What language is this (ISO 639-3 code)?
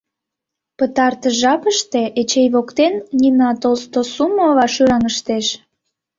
chm